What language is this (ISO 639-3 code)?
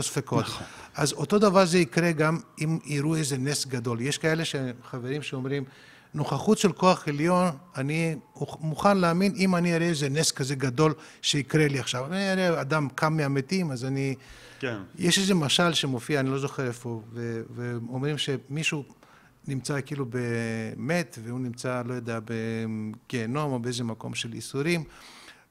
heb